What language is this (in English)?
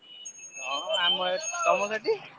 Odia